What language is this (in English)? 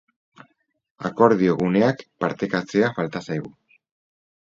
Basque